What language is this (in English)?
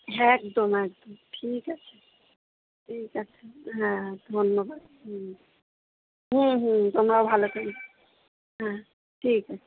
Bangla